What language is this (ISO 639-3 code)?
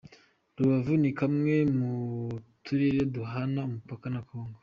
kin